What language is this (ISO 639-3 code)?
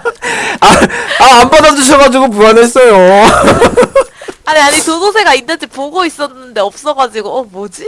kor